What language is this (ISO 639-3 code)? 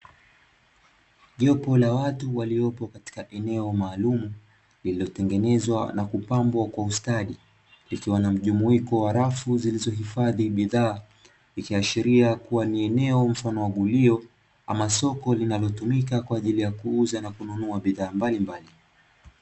swa